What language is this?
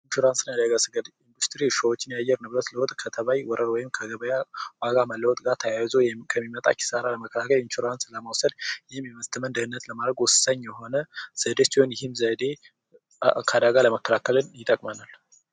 Amharic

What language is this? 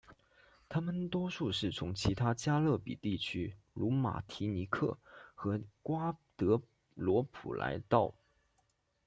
Chinese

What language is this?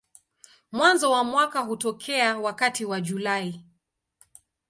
Swahili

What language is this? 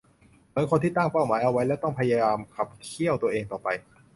Thai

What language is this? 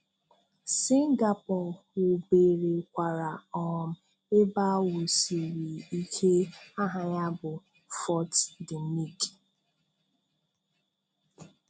Igbo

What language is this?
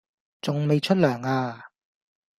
Cantonese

